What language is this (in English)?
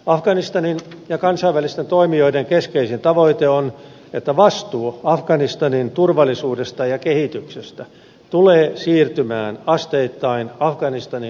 Finnish